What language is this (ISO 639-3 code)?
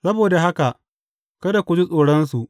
hau